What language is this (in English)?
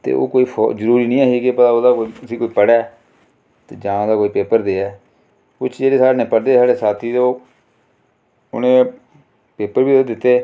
Dogri